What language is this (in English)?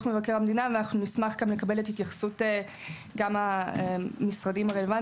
Hebrew